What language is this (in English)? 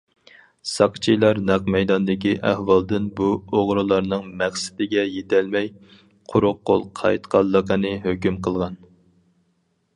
Uyghur